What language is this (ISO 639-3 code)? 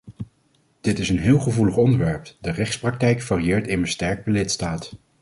nld